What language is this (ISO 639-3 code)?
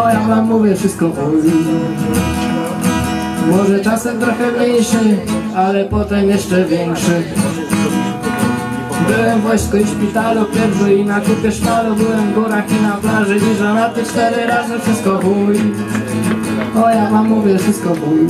pol